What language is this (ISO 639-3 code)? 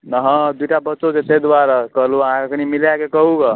mai